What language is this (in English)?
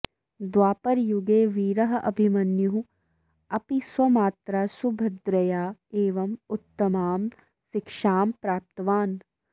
Sanskrit